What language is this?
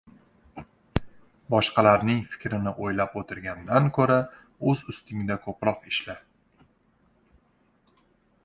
Uzbek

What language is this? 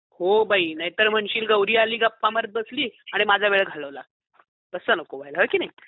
Marathi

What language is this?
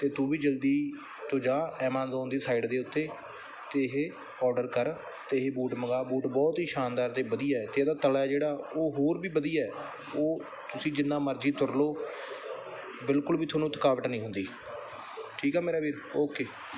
Punjabi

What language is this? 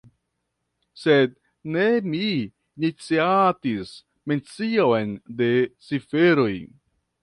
Esperanto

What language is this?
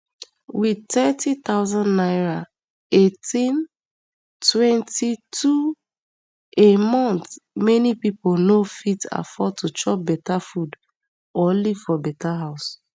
Nigerian Pidgin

